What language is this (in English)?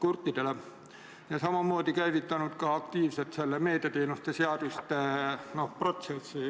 Estonian